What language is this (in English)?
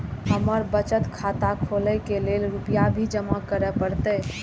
Maithili